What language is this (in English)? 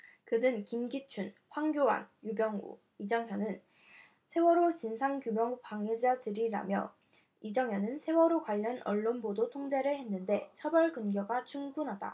Korean